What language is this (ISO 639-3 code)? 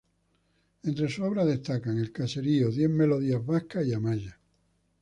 spa